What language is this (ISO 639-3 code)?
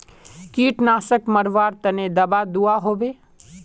mag